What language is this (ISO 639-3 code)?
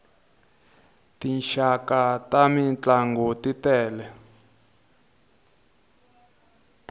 tso